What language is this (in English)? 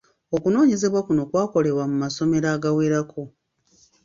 Ganda